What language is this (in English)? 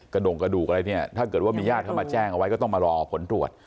Thai